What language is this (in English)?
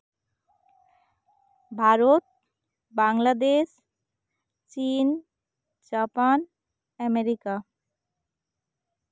Santali